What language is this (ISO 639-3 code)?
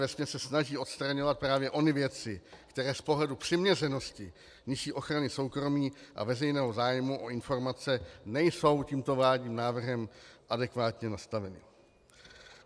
ces